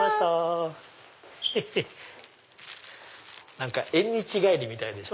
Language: Japanese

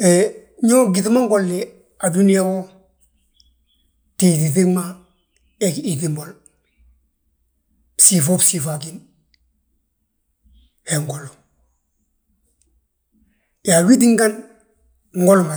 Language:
Balanta-Ganja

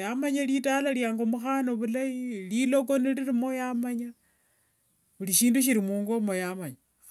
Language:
Wanga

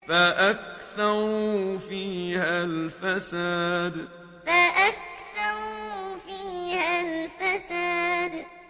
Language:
Arabic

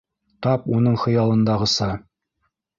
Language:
Bashkir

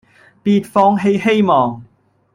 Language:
Cantonese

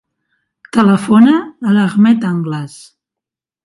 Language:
Catalan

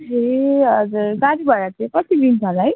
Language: Nepali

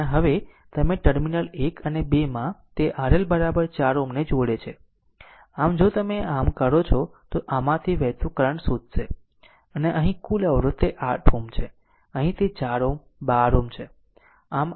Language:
Gujarati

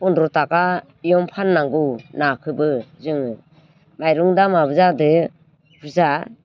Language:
Bodo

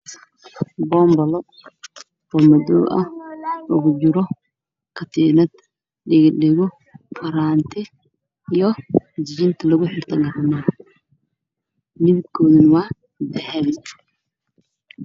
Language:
Somali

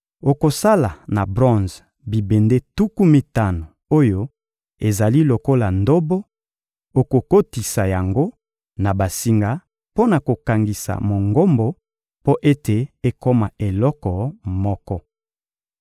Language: Lingala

